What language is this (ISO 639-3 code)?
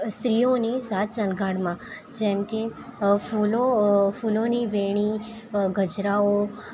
guj